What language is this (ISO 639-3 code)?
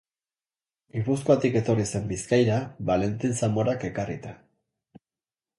eus